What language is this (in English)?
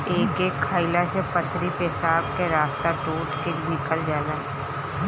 Bhojpuri